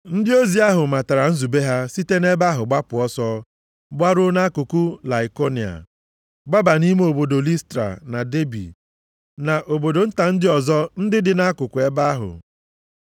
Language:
Igbo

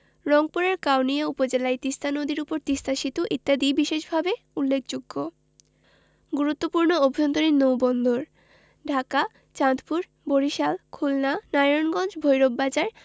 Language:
Bangla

